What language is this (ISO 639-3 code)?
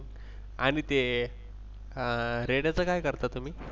mar